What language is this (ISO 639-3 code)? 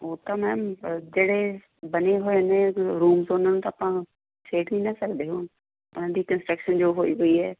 pan